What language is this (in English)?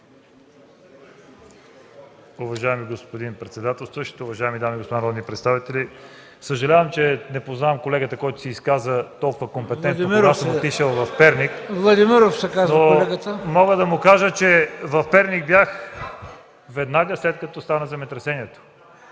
Bulgarian